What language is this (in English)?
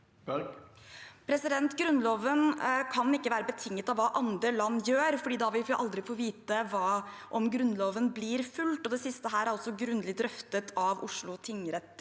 Norwegian